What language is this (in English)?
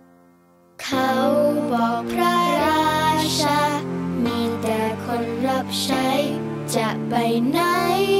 Thai